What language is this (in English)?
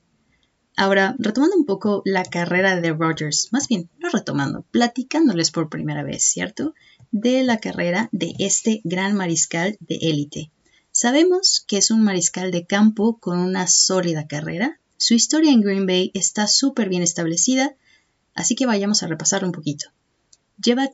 Spanish